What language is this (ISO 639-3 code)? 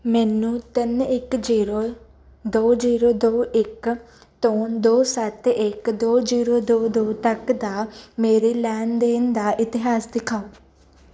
pan